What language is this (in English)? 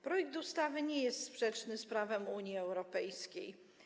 Polish